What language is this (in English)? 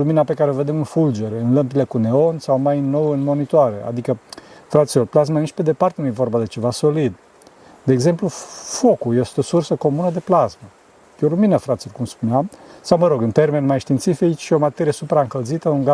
Romanian